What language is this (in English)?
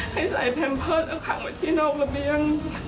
Thai